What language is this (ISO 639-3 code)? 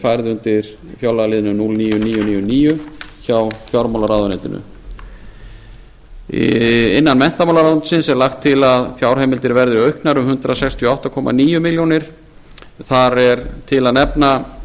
isl